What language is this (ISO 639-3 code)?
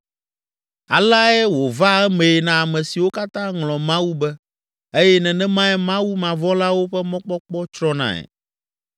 ewe